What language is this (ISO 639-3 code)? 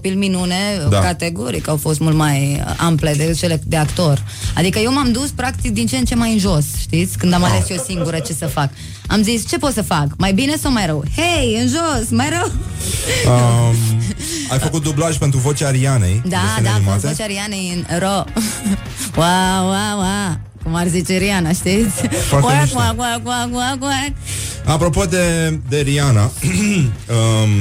ron